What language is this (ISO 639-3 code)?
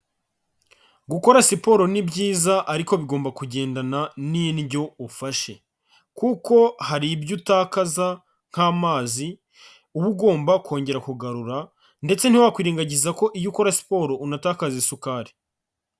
kin